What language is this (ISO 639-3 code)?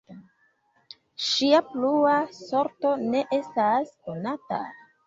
epo